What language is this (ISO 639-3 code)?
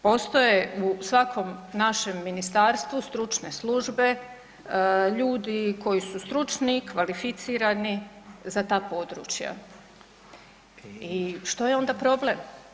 hrv